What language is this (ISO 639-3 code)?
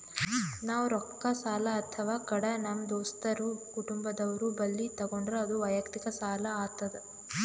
kan